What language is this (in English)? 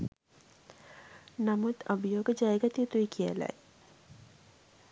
Sinhala